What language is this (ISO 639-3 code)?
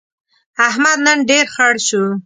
pus